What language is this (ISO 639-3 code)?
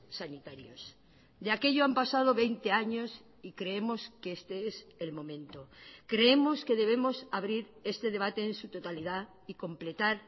spa